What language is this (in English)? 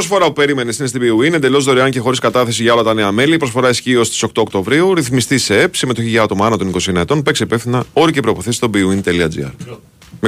Greek